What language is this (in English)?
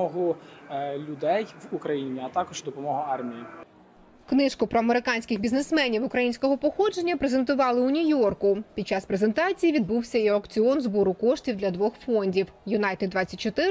Ukrainian